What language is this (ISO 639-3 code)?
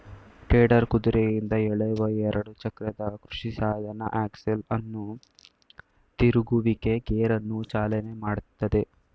kan